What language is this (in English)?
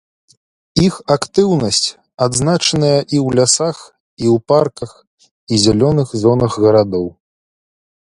Belarusian